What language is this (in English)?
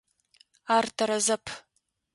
Adyghe